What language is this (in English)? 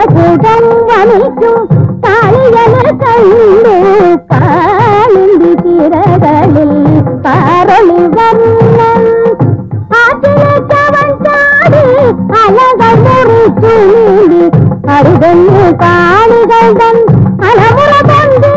Hindi